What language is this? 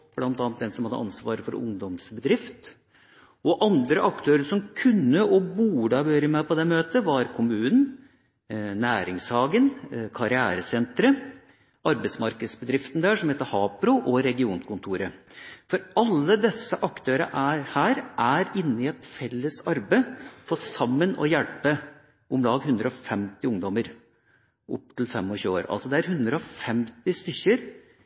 Norwegian Bokmål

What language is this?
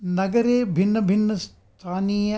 Sanskrit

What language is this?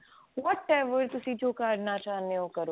Punjabi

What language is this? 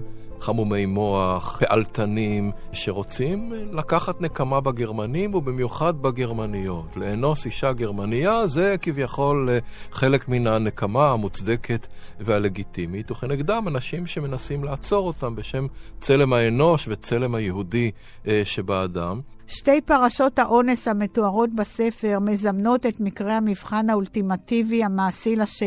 Hebrew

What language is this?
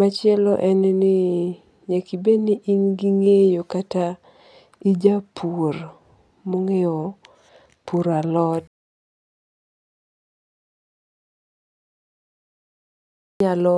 Luo (Kenya and Tanzania)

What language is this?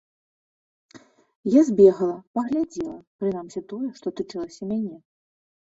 Belarusian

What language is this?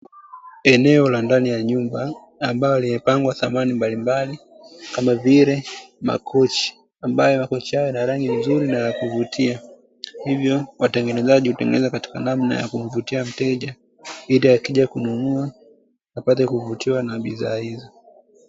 Swahili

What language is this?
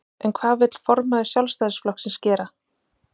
Icelandic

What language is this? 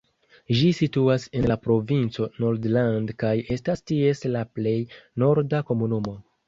Esperanto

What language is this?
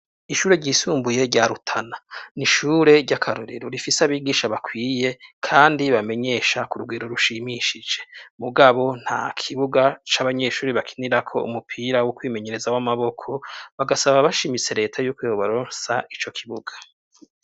Rundi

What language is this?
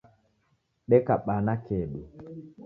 Taita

